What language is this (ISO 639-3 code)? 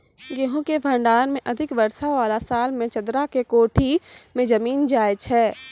mai